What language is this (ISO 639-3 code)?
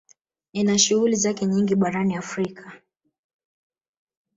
swa